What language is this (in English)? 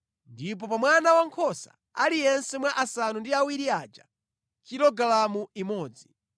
Nyanja